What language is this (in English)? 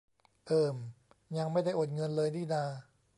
Thai